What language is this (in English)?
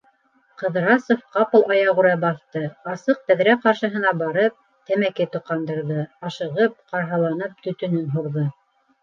Bashkir